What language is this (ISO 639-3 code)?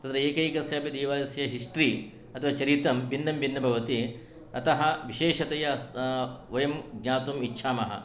san